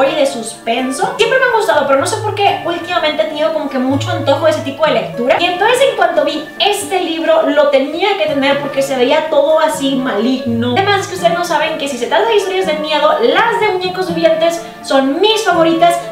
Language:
Spanish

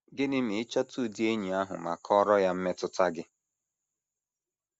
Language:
Igbo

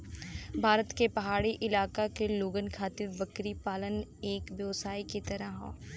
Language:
Bhojpuri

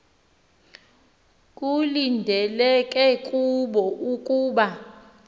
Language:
Xhosa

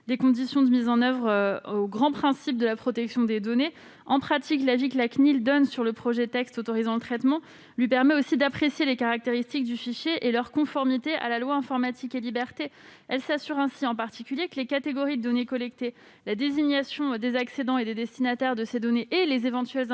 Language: French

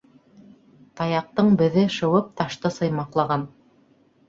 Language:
Bashkir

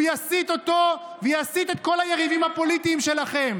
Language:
Hebrew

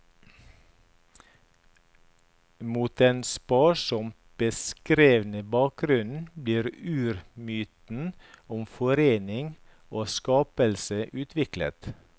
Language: Norwegian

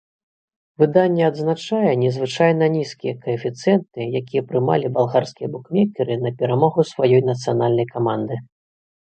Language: Belarusian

